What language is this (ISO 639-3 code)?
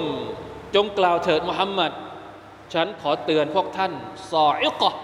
tha